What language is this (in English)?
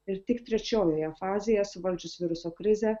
Lithuanian